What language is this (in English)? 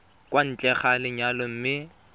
Tswana